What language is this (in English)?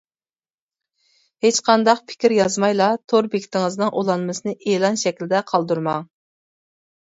Uyghur